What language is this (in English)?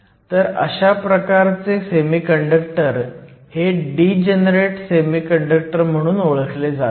Marathi